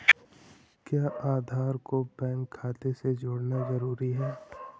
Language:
Hindi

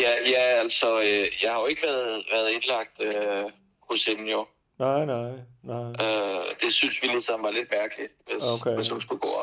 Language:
Danish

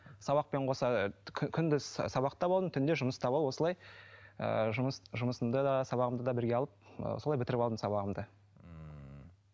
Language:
Kazakh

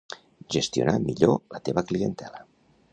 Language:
Catalan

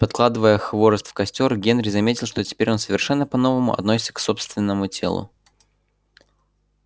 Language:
Russian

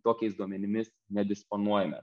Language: Lithuanian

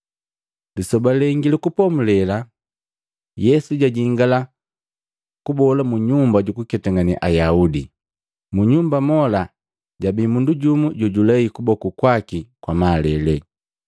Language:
Matengo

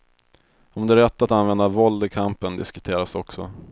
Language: Swedish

